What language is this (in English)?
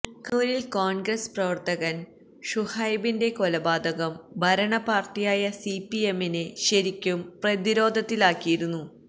Malayalam